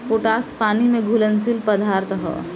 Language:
Bhojpuri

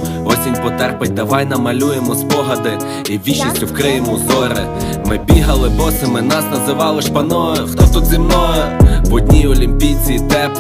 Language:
Ukrainian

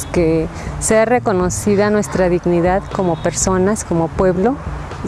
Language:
Spanish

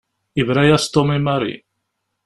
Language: Kabyle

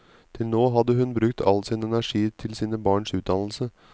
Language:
Norwegian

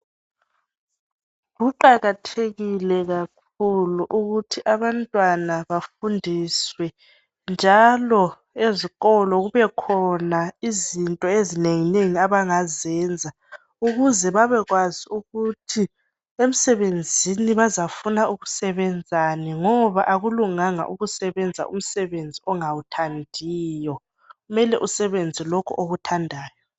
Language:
North Ndebele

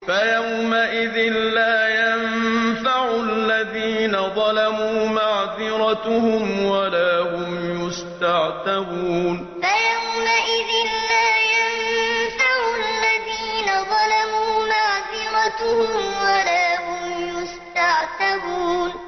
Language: Arabic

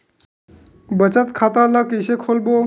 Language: Chhattisgarhi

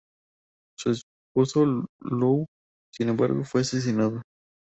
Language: Spanish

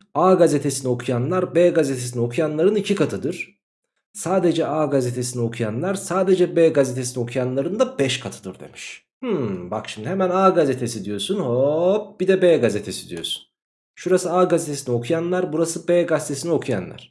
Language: Turkish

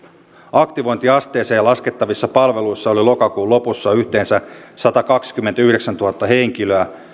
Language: Finnish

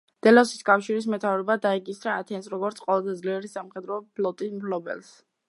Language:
Georgian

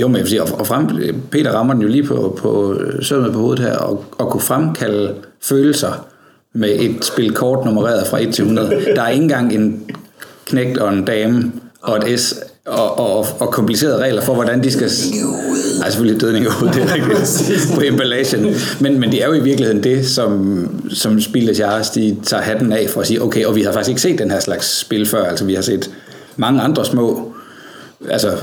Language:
Danish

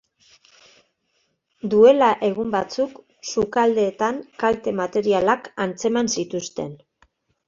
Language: Basque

